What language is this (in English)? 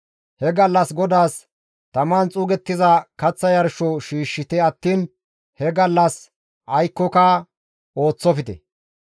Gamo